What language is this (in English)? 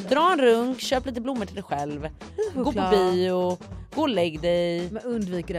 Swedish